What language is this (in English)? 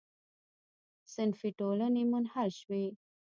Pashto